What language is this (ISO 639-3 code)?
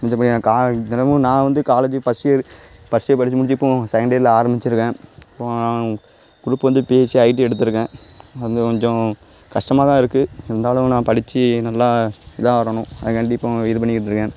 tam